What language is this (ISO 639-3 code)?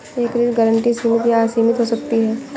hin